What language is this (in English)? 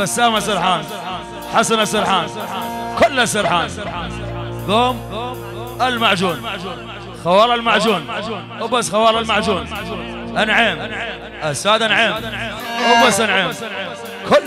Arabic